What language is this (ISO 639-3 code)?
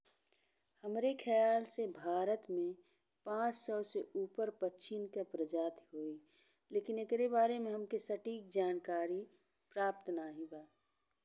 bho